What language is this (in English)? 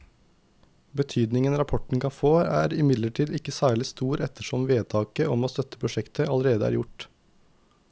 Norwegian